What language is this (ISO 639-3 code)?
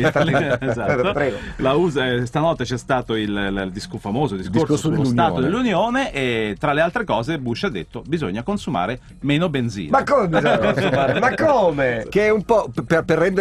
ita